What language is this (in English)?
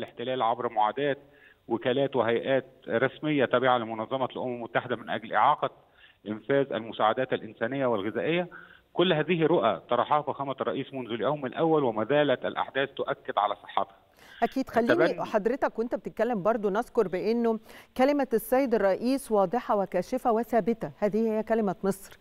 Arabic